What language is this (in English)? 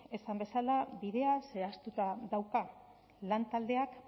Basque